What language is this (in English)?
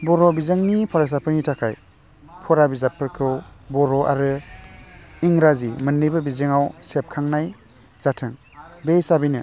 Bodo